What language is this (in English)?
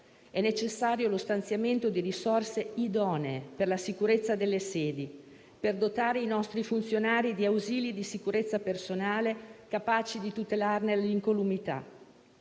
Italian